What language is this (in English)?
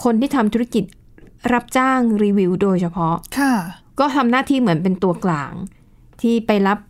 Thai